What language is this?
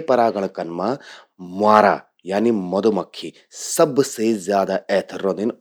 Garhwali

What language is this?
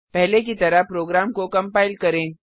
Hindi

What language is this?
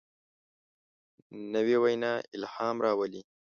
Pashto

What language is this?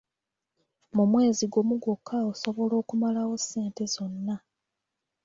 Ganda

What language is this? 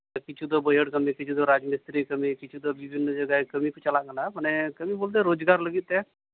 Santali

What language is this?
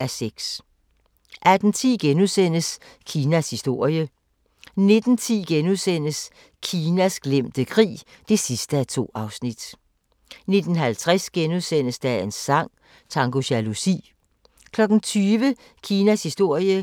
Danish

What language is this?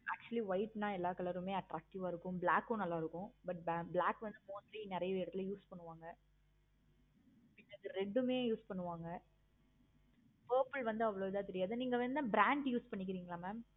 Tamil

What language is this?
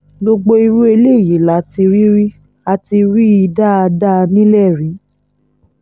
Yoruba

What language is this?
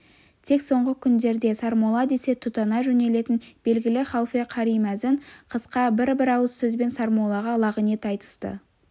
Kazakh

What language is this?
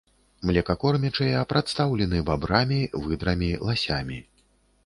Belarusian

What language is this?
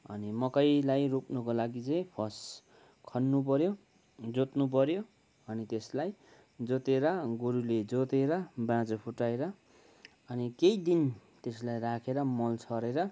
Nepali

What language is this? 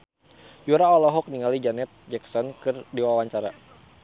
Sundanese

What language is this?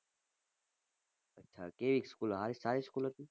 Gujarati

